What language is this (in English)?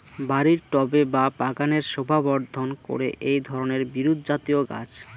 Bangla